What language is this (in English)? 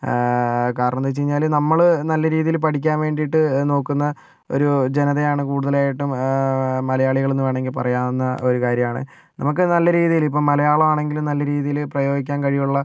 Malayalam